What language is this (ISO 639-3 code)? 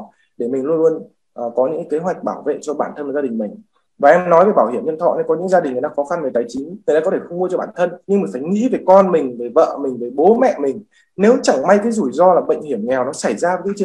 vie